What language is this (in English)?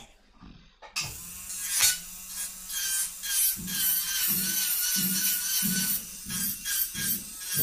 Italian